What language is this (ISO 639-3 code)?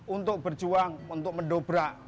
ind